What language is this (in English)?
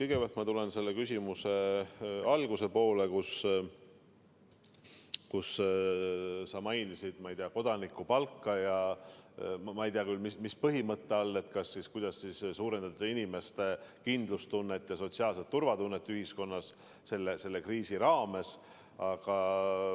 Estonian